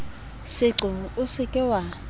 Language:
Southern Sotho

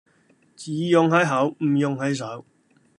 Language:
Cantonese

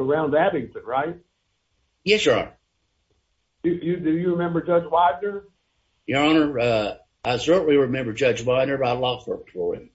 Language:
English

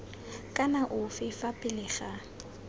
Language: Tswana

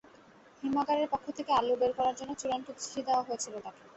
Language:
Bangla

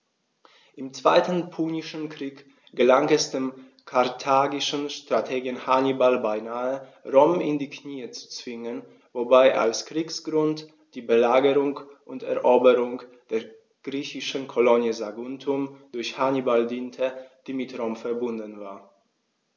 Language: German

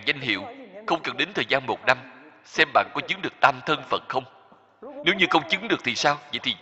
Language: Vietnamese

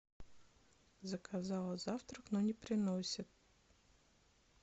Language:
Russian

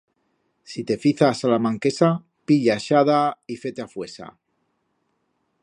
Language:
Aragonese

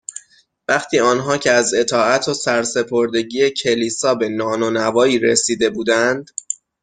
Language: Persian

